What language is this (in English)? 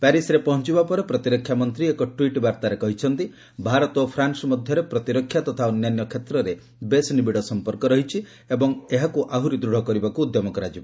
Odia